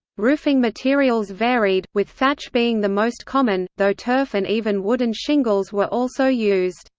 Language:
English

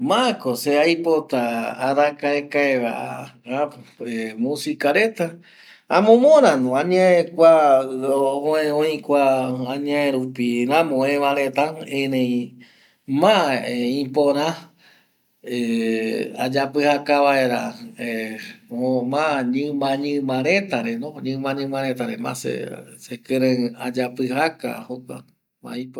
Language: Eastern Bolivian Guaraní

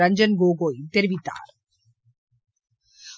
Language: Tamil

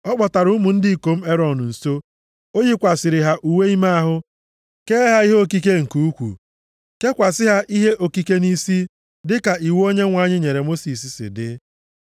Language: Igbo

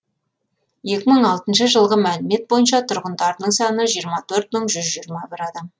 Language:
Kazakh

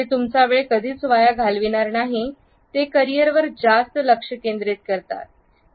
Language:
Marathi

